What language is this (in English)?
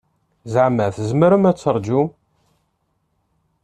Kabyle